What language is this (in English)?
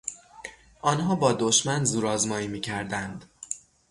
Persian